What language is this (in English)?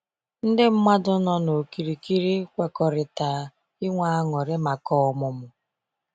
Igbo